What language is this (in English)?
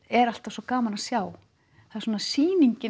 Icelandic